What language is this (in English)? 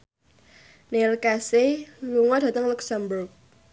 Javanese